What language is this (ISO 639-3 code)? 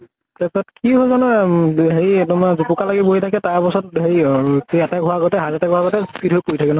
asm